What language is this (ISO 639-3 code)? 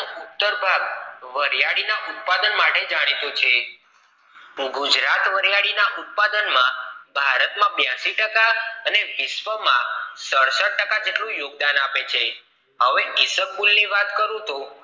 guj